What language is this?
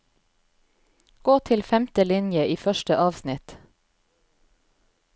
Norwegian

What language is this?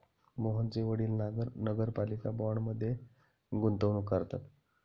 Marathi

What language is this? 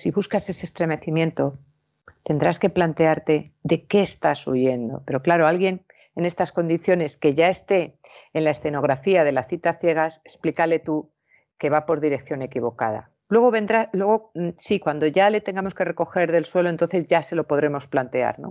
Spanish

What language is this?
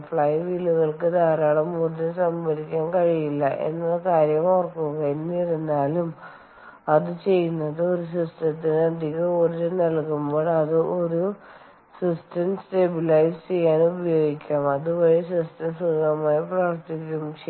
Malayalam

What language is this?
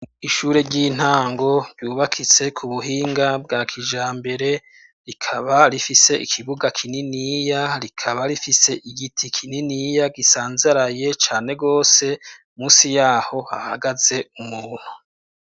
Rundi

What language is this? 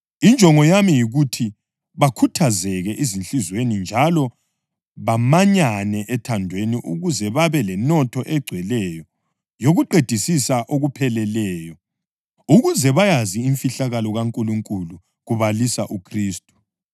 North Ndebele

